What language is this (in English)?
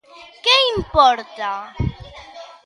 Galician